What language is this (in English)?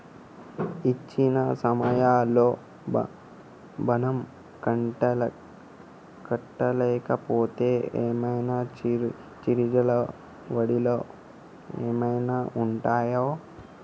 Telugu